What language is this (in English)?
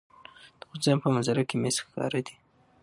Pashto